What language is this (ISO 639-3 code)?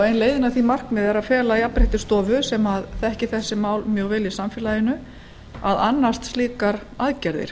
isl